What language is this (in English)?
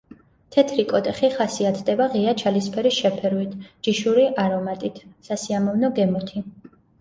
Georgian